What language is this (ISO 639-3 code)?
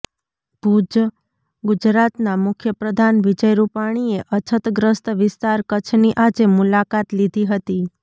guj